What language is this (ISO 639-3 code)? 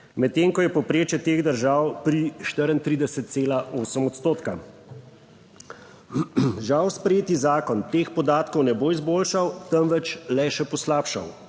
slv